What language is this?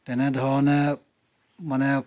Assamese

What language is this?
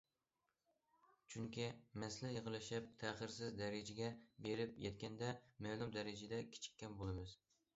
Uyghur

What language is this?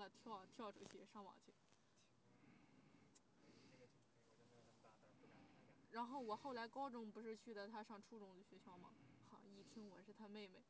Chinese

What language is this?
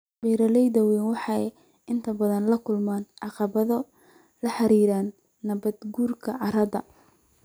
Somali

